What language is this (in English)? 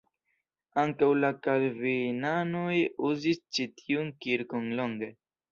Esperanto